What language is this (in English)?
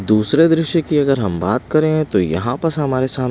Hindi